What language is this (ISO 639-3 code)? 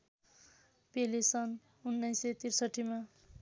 nep